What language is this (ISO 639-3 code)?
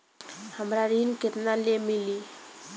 bho